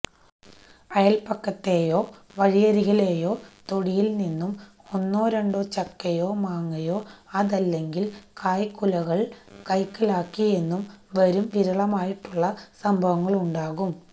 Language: Malayalam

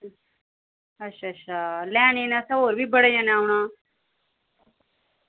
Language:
Dogri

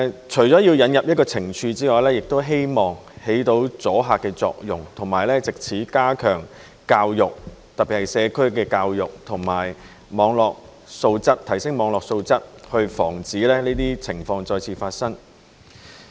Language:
Cantonese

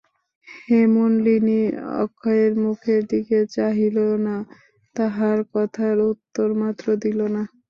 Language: Bangla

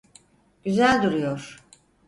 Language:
Turkish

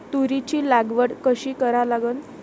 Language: Marathi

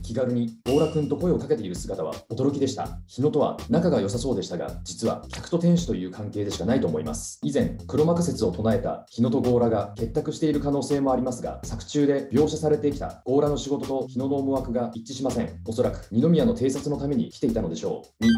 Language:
Japanese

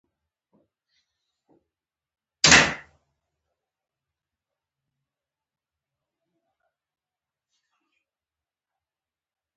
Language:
Pashto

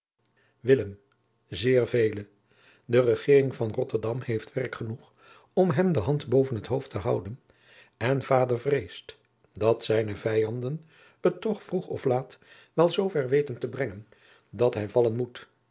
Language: Dutch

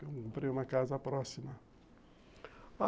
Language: Portuguese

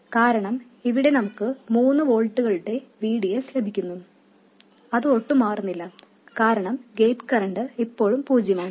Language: Malayalam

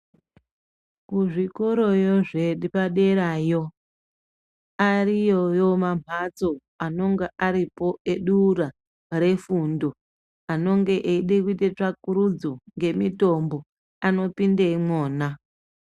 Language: Ndau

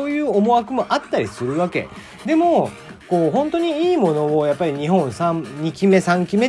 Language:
Japanese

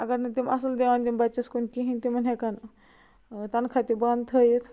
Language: Kashmiri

